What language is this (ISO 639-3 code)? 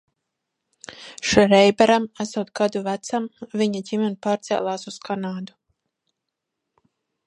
lav